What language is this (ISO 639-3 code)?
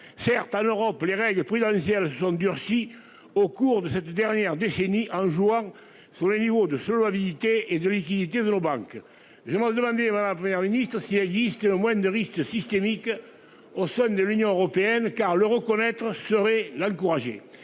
fra